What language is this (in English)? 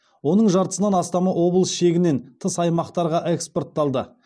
Kazakh